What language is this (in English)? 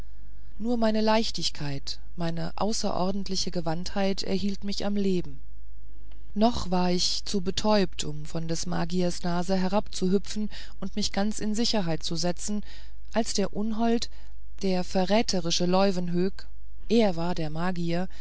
German